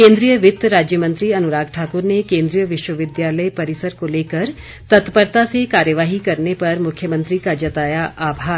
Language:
Hindi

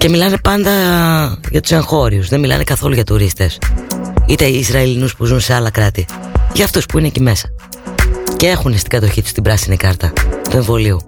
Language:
Greek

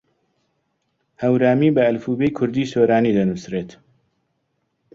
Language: Central Kurdish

